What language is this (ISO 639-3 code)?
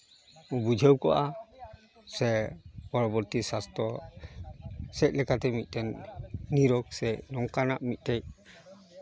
sat